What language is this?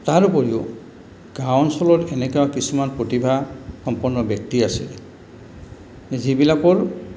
Assamese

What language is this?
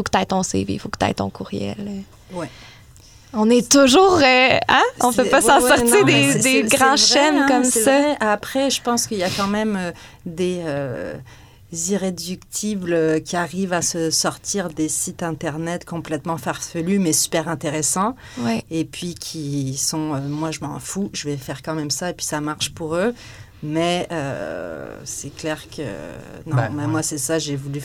French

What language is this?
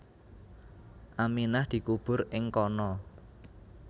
Javanese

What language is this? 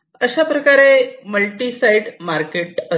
Marathi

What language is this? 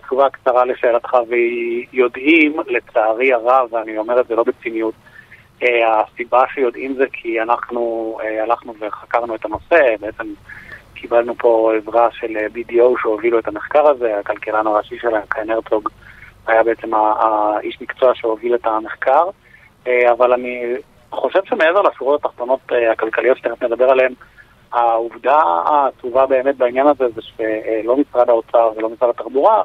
Hebrew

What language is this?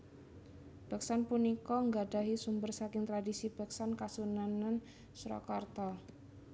Javanese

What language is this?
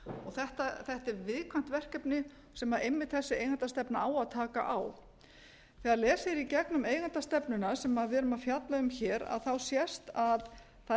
Icelandic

